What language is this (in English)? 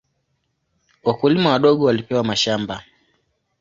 Swahili